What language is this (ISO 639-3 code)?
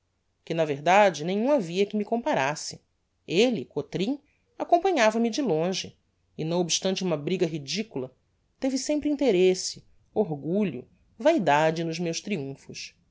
por